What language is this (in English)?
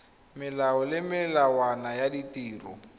Tswana